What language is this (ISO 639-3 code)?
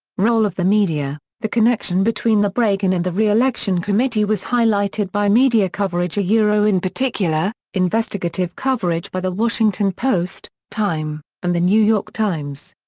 eng